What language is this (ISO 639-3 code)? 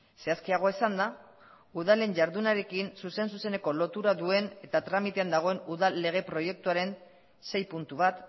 eus